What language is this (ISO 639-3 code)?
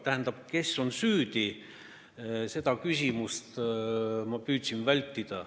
est